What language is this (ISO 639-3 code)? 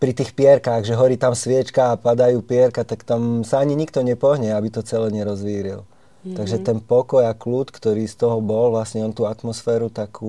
slk